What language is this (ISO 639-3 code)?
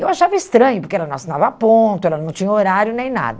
por